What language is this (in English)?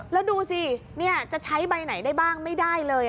Thai